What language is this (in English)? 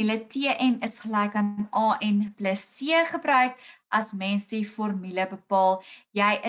Dutch